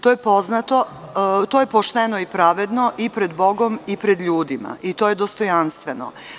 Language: Serbian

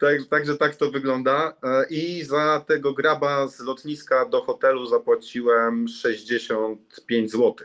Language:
Polish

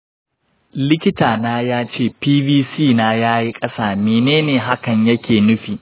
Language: Hausa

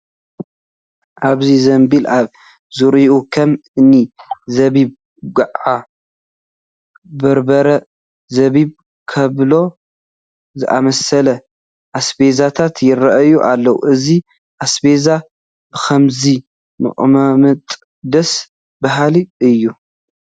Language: Tigrinya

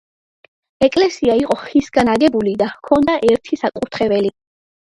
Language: Georgian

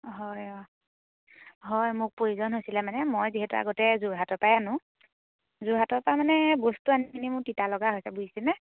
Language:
Assamese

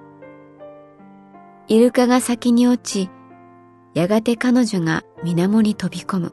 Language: Japanese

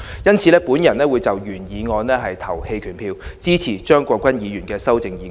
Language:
Cantonese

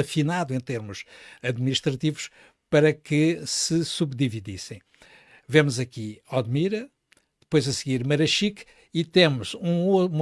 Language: Portuguese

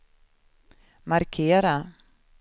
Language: Swedish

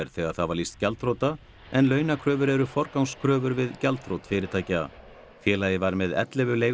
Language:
Icelandic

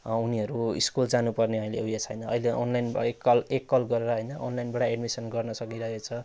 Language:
Nepali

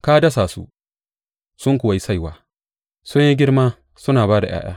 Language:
Hausa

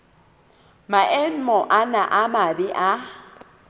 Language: Southern Sotho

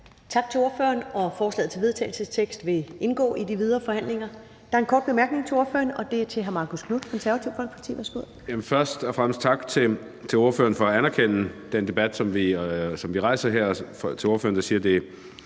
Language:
Danish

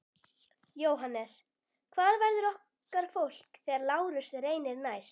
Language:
Icelandic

